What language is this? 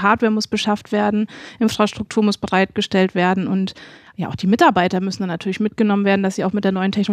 German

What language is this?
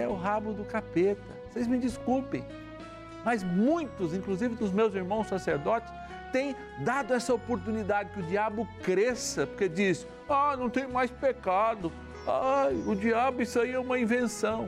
Portuguese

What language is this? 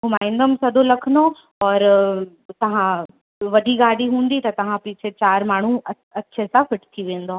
Sindhi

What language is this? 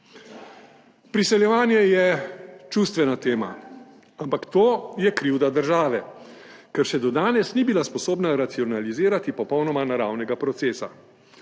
Slovenian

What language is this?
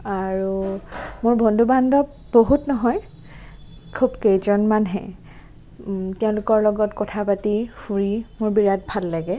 Assamese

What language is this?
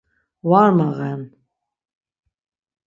Laz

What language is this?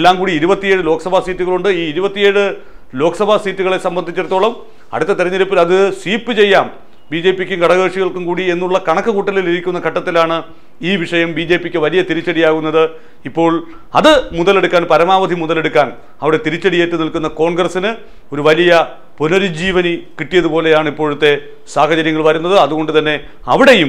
Malayalam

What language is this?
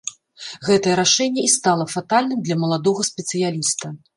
Belarusian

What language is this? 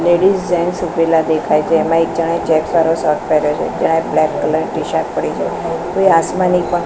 Gujarati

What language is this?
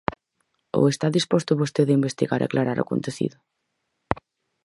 Galician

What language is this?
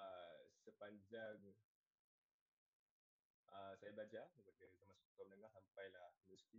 Malay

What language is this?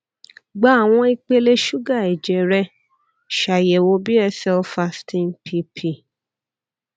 Yoruba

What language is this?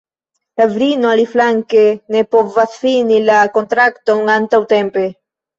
Esperanto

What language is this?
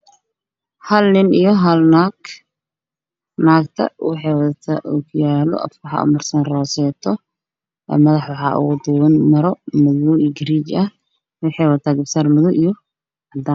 Somali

